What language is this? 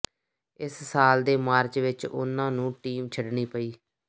Punjabi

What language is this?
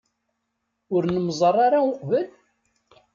Kabyle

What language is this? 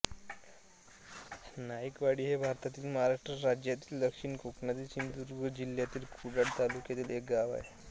Marathi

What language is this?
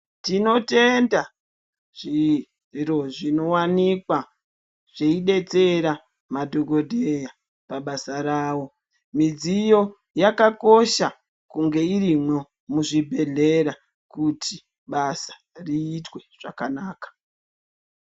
Ndau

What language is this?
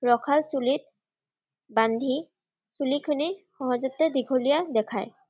Assamese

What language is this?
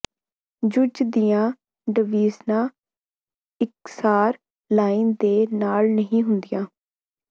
Punjabi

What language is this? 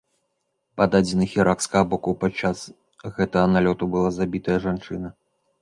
Belarusian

